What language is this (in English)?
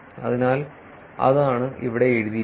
Malayalam